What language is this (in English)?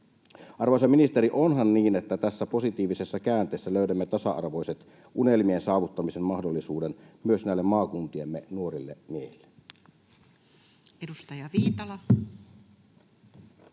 Finnish